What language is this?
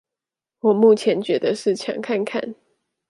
Chinese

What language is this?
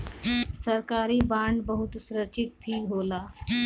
Bhojpuri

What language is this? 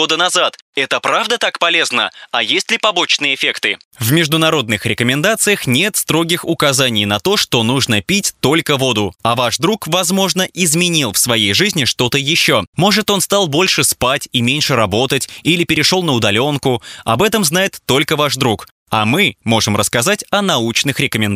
Russian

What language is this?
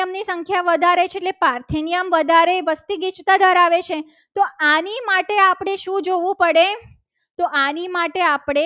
Gujarati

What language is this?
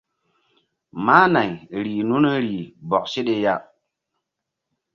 Mbum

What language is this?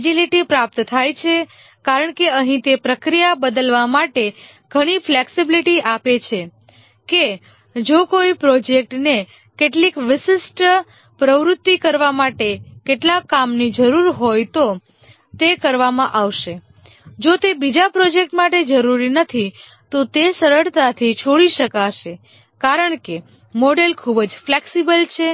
Gujarati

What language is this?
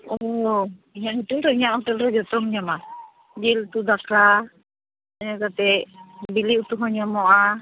Santali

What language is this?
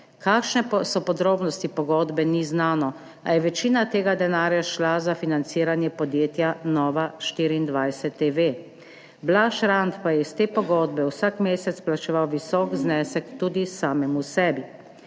Slovenian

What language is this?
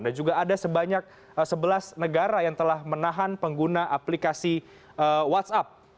Indonesian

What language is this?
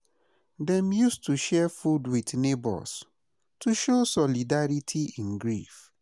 Nigerian Pidgin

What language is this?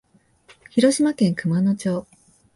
Japanese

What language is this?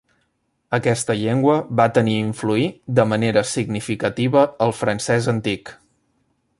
Catalan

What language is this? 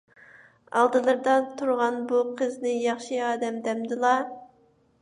Uyghur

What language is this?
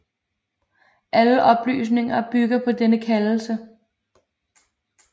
Danish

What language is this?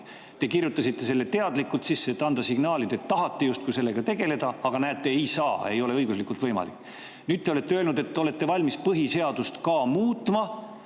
Estonian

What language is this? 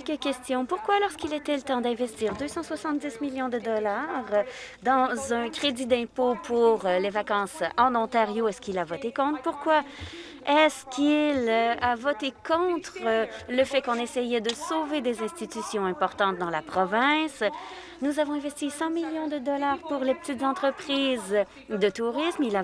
French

